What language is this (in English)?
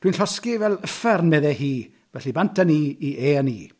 Welsh